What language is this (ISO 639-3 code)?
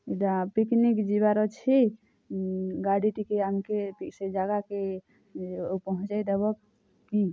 ori